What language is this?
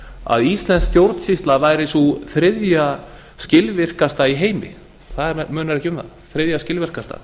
Icelandic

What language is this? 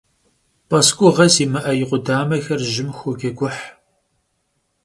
Kabardian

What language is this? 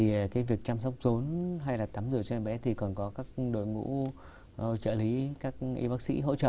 Vietnamese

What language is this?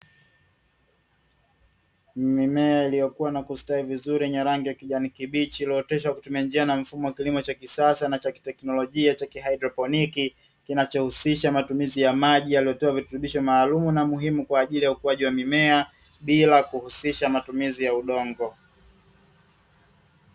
Swahili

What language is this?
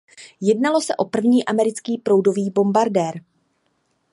Czech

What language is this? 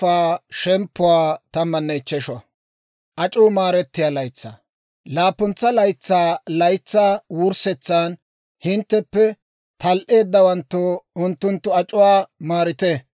Dawro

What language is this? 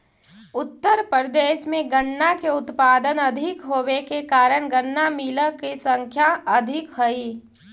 Magahi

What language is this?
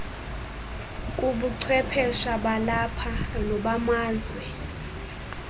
Xhosa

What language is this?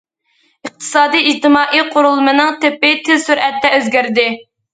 Uyghur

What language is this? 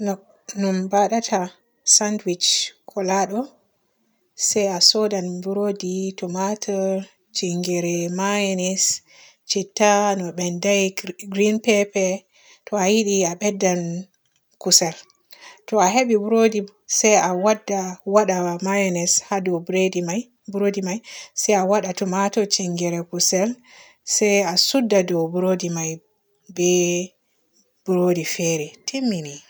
Borgu Fulfulde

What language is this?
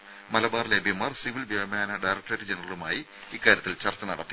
Malayalam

